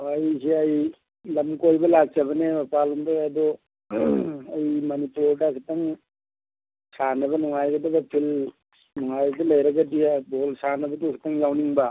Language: Manipuri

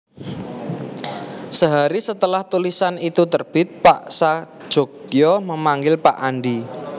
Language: Javanese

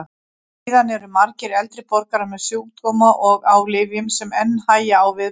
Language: Icelandic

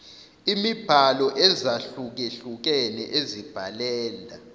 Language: Zulu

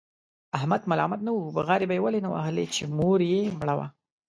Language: Pashto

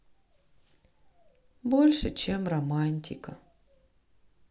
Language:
Russian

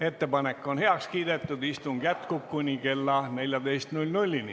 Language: Estonian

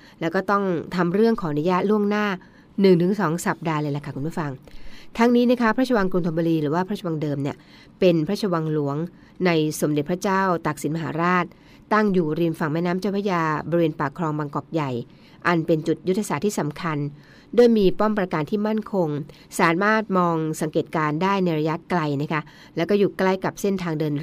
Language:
Thai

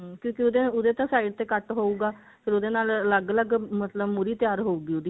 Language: Punjabi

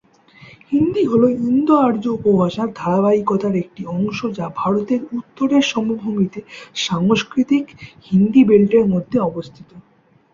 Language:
Bangla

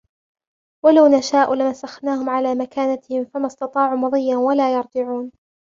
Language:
Arabic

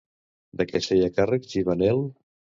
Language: Catalan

